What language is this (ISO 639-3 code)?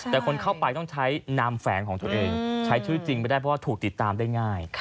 tha